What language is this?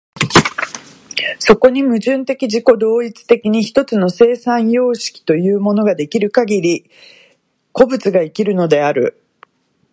Japanese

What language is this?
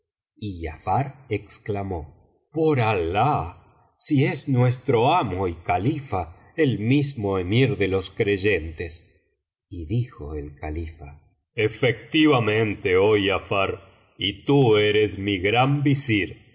Spanish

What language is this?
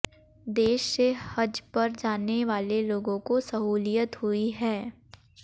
Hindi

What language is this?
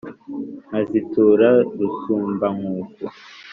Kinyarwanda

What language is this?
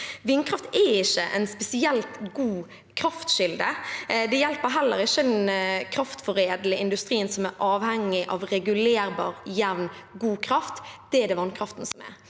Norwegian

